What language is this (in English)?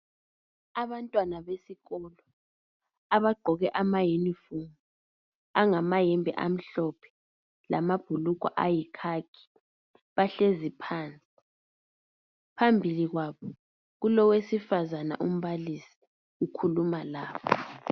North Ndebele